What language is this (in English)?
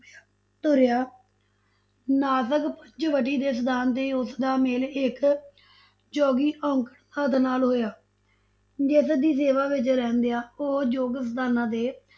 Punjabi